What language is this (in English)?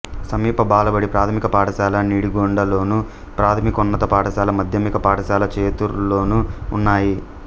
Telugu